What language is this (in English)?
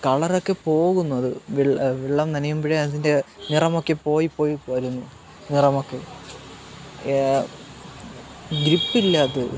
Malayalam